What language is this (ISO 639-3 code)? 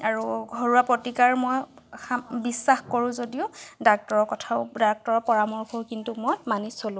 asm